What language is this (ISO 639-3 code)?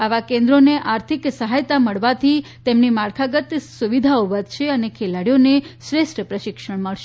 guj